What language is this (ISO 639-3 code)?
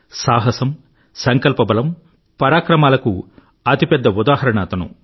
tel